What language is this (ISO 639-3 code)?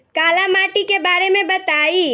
bho